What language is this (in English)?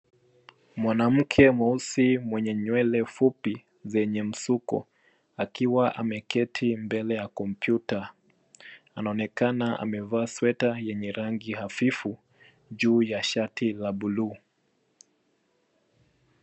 Swahili